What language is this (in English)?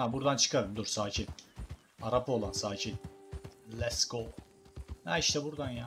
Turkish